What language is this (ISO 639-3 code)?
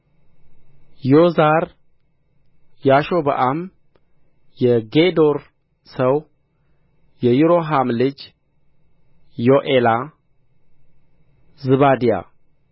amh